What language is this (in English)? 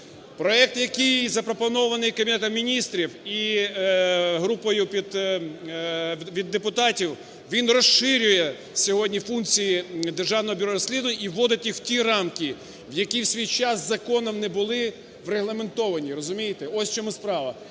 Ukrainian